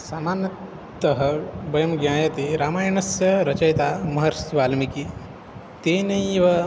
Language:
Sanskrit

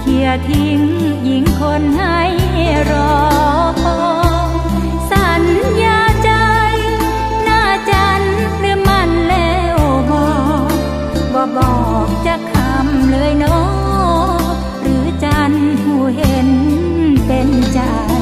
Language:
Thai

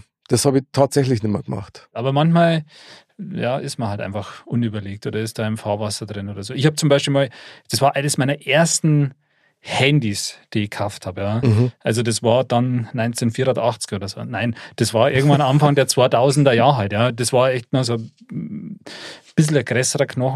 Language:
German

